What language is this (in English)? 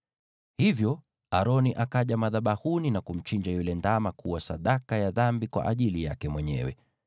Swahili